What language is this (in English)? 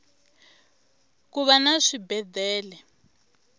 Tsonga